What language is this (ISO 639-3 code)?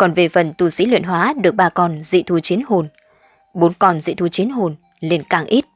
vie